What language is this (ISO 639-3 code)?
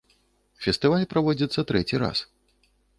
bel